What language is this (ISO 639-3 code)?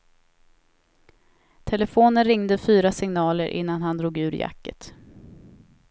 swe